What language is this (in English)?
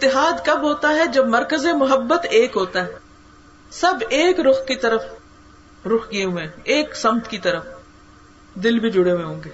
Urdu